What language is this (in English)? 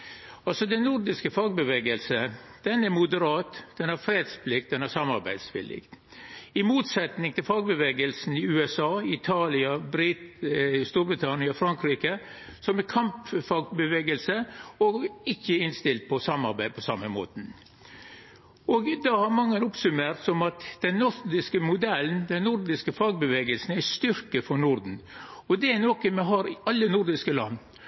Norwegian Nynorsk